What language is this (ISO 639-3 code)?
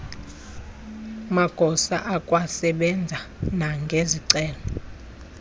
xho